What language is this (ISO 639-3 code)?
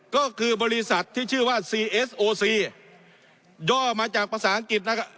tha